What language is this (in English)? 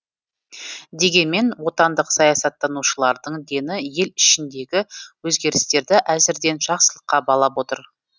Kazakh